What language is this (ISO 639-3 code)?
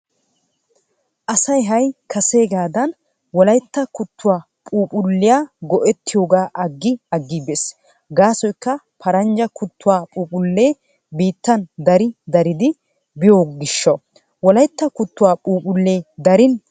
wal